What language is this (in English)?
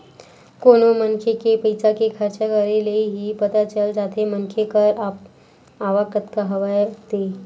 Chhattisgarhi